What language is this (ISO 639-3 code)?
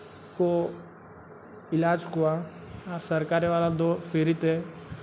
sat